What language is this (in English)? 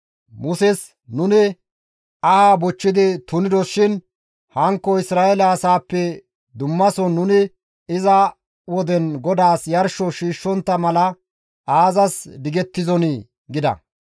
Gamo